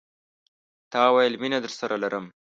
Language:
Pashto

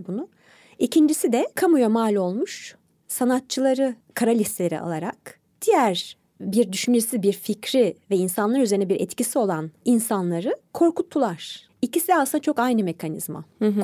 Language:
Turkish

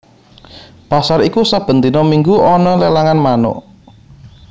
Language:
Javanese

